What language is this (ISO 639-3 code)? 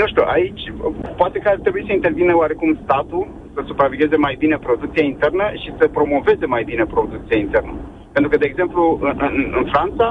ron